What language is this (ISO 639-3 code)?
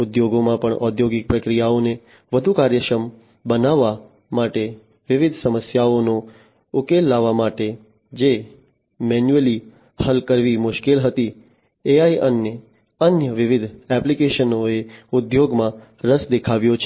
guj